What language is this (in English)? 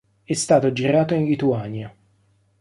Italian